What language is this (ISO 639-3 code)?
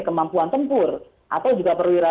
ind